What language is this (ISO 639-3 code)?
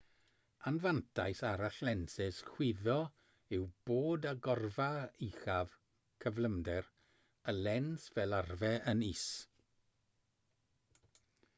cym